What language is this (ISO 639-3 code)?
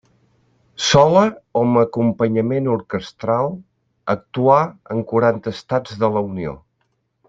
cat